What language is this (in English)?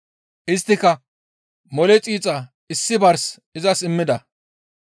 Gamo